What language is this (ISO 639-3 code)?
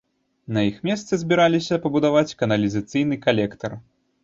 bel